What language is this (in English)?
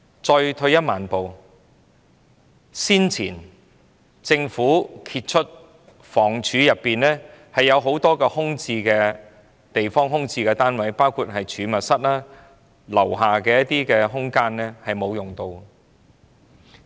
Cantonese